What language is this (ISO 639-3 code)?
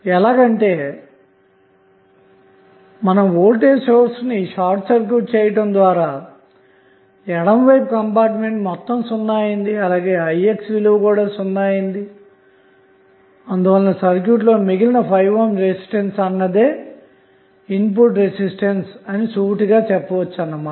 tel